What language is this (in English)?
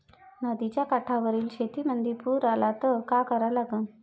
Marathi